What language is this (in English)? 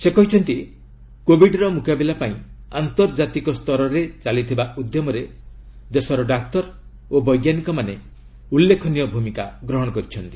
Odia